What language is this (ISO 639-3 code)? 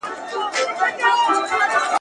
pus